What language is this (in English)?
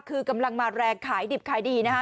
Thai